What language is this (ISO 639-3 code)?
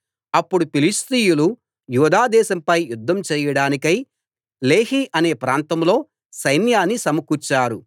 tel